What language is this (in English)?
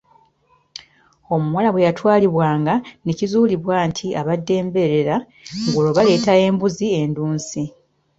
Ganda